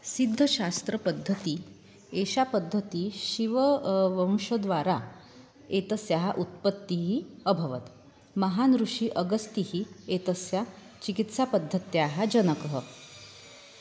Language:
Sanskrit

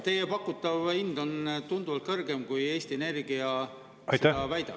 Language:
Estonian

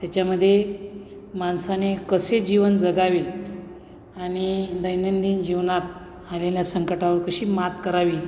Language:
Marathi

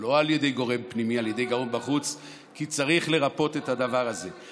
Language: Hebrew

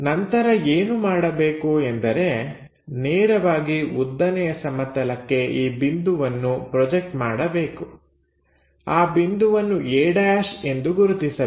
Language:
Kannada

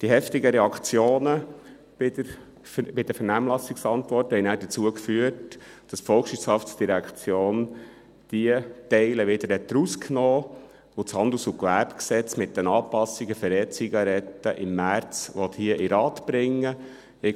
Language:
Swiss German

